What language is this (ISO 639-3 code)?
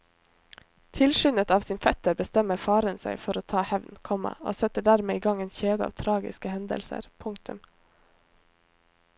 nor